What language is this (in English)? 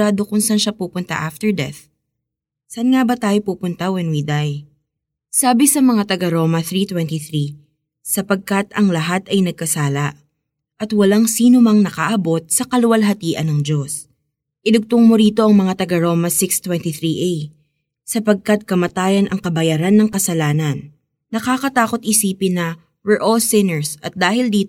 Filipino